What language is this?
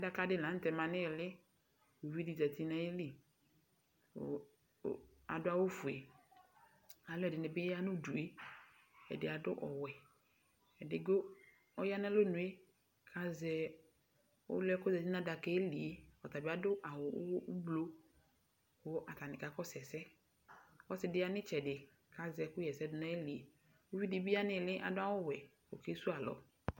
Ikposo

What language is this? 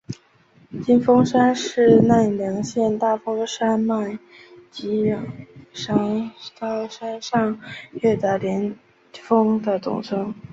Chinese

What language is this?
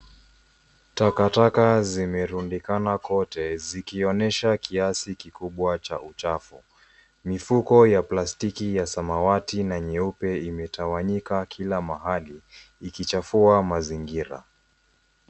Swahili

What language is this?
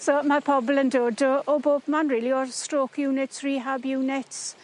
Welsh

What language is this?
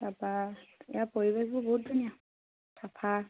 Assamese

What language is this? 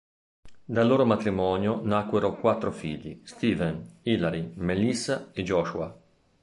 Italian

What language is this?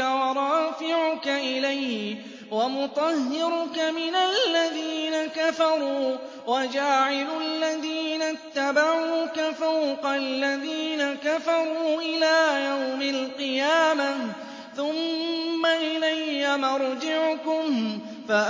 Arabic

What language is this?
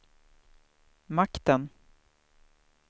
Swedish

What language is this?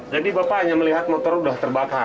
Indonesian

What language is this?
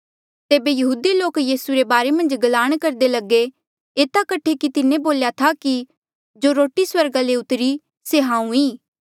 Mandeali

